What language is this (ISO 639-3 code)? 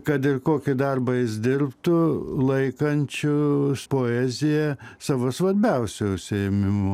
lit